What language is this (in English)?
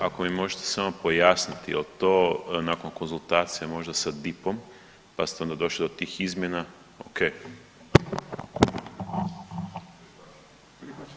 Croatian